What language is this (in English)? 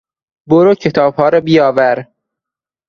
Persian